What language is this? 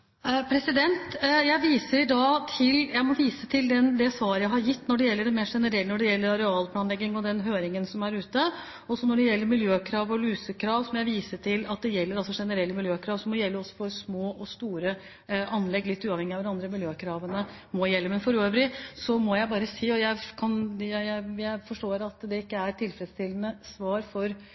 Norwegian Bokmål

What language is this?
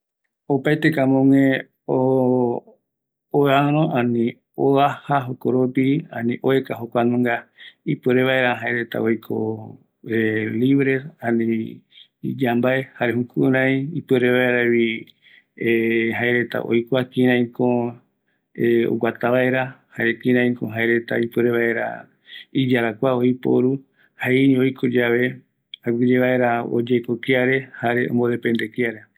Eastern Bolivian Guaraní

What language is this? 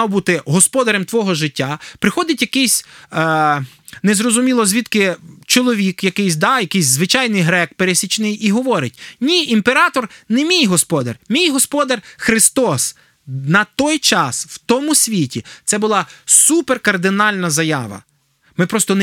Ukrainian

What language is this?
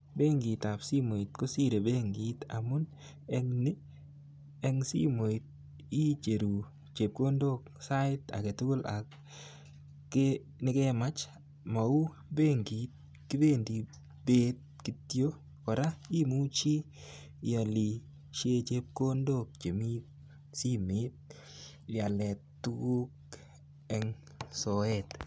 Kalenjin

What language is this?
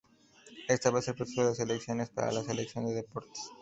Spanish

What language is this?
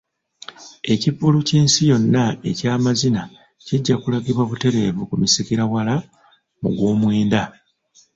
Ganda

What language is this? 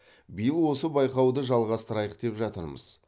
Kazakh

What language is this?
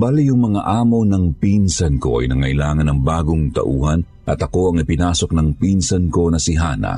Filipino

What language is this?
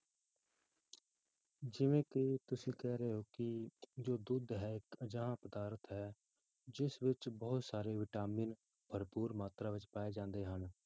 Punjabi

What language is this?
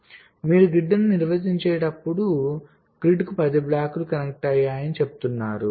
Telugu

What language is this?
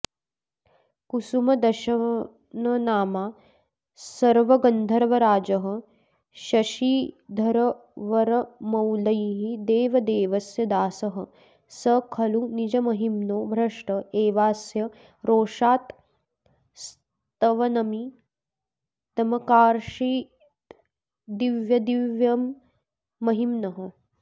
Sanskrit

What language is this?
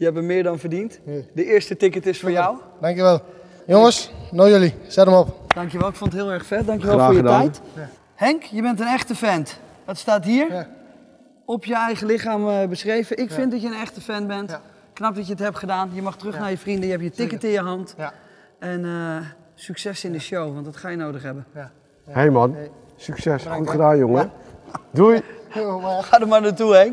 Dutch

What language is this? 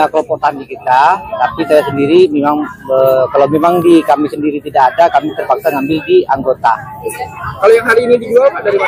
Indonesian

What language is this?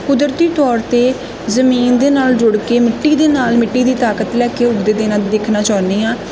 Punjabi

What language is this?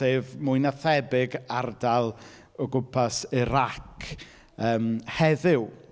Welsh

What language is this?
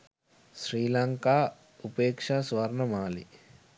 Sinhala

